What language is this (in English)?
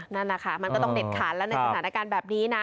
Thai